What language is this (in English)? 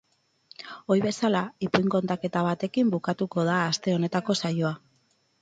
Basque